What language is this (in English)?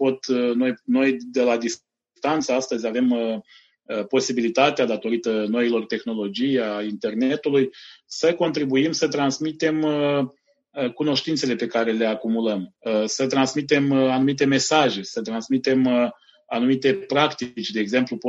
Romanian